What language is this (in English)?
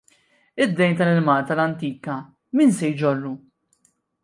Maltese